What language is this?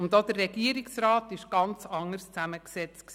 Swiss German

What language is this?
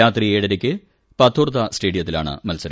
Malayalam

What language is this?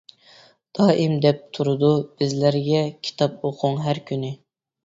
Uyghur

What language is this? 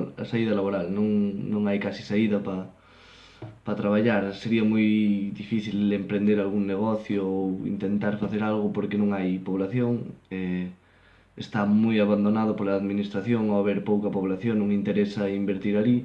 Spanish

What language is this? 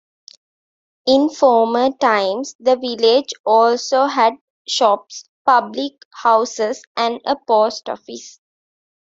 English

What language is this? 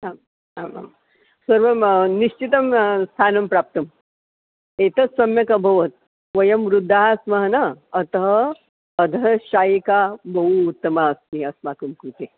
Sanskrit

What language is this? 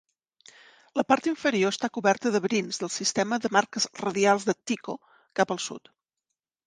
Catalan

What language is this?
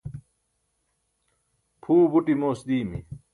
Burushaski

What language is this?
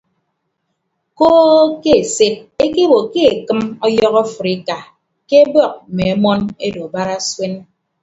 Ibibio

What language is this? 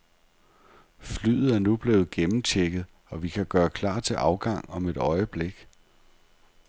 Danish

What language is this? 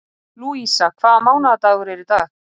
Icelandic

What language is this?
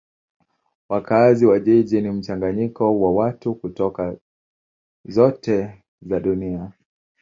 Swahili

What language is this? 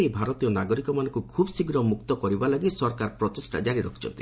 Odia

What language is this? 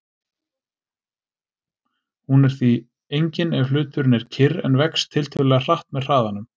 Icelandic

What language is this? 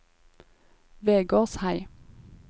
Norwegian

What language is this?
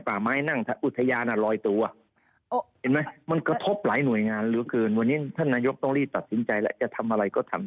Thai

